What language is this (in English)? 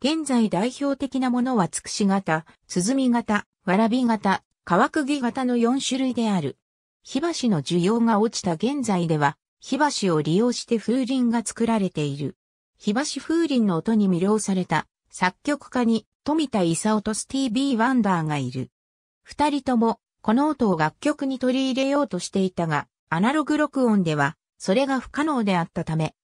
Japanese